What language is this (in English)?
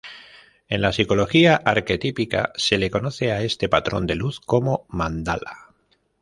Spanish